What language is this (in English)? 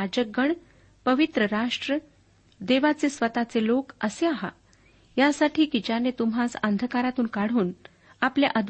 Marathi